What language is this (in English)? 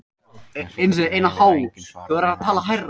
Icelandic